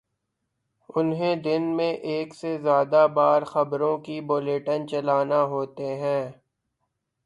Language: Urdu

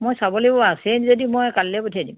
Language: Assamese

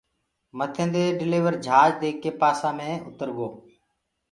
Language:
Gurgula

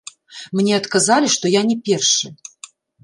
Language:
Belarusian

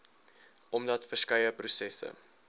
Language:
Afrikaans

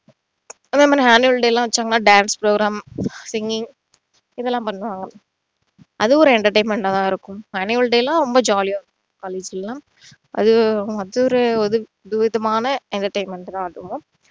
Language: Tamil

